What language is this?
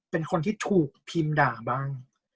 Thai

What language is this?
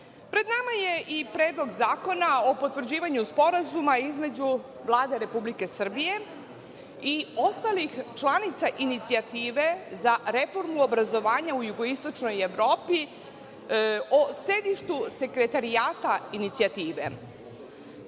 Serbian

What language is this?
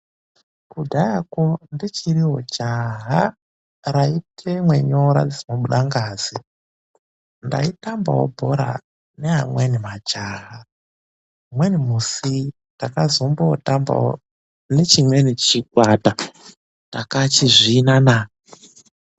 Ndau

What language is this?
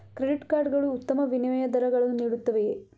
Kannada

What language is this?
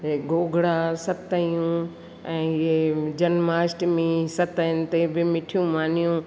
Sindhi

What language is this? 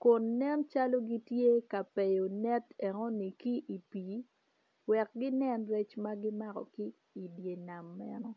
Acoli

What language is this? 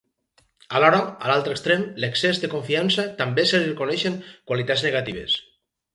Catalan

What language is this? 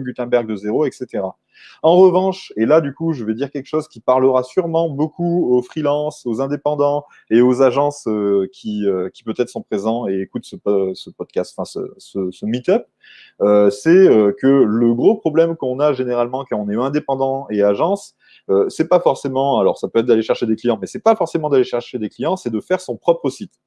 French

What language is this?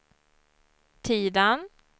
Swedish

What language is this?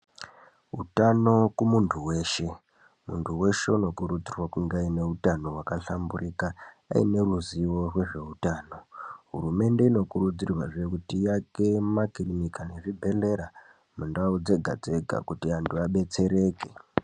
Ndau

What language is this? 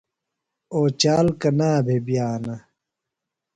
Phalura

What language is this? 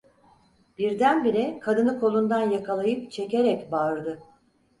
Turkish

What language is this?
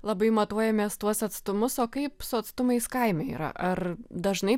Lithuanian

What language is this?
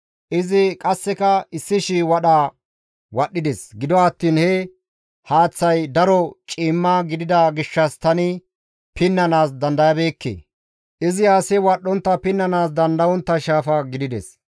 Gamo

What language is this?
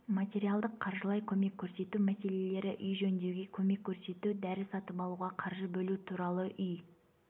Kazakh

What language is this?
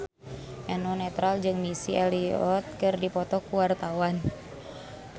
Sundanese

